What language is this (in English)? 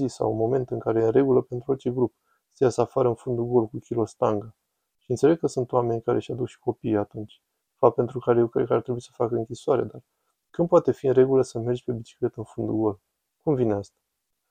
Romanian